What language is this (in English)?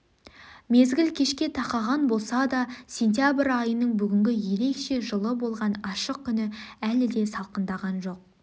Kazakh